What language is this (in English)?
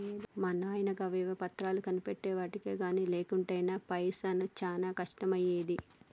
Telugu